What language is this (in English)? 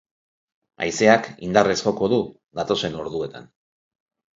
Basque